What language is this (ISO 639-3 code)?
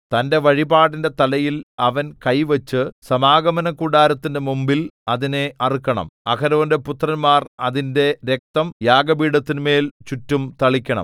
mal